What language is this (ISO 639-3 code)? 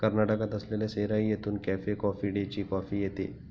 mar